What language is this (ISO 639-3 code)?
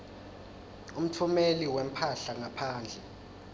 ssw